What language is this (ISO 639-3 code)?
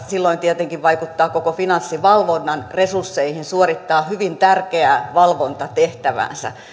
fin